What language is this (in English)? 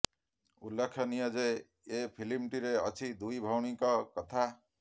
Odia